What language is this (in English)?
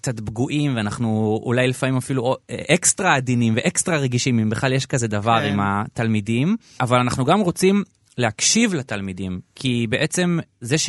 Hebrew